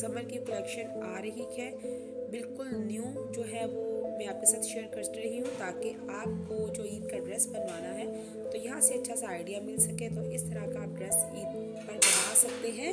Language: Hindi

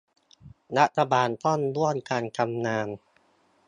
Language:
Thai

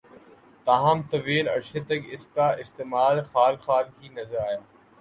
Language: Urdu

